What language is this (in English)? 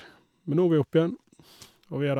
Norwegian